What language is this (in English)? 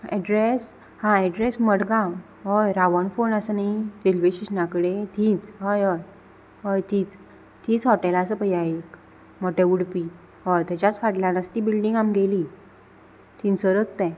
Konkani